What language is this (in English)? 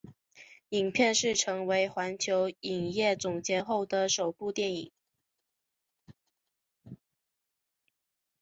Chinese